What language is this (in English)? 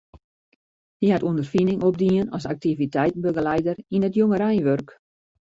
Western Frisian